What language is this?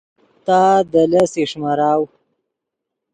Yidgha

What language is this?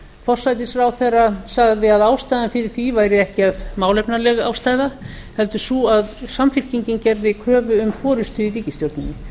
Icelandic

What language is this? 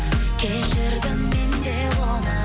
Kazakh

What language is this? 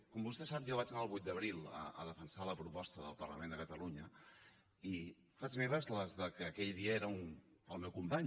Catalan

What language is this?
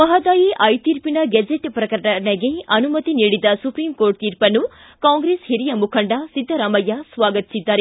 Kannada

